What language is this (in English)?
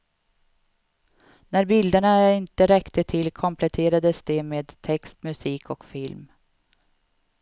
Swedish